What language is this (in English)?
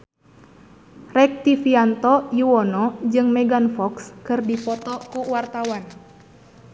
Sundanese